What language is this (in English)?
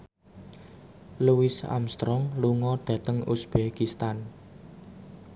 Javanese